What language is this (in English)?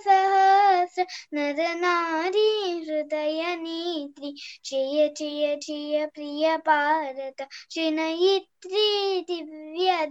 Telugu